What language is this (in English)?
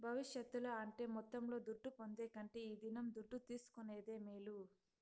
Telugu